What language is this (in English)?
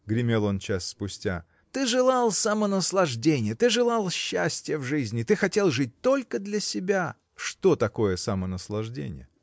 Russian